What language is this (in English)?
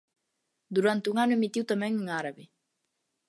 Galician